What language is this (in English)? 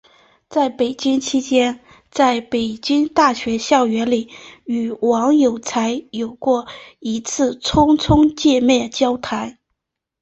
Chinese